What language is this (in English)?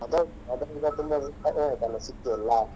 Kannada